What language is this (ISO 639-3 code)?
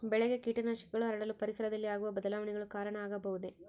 kan